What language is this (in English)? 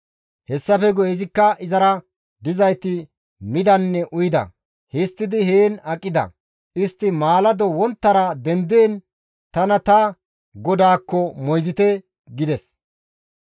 Gamo